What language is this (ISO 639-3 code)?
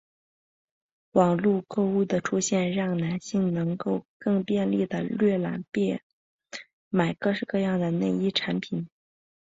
zho